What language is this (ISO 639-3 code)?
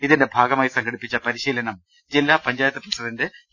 mal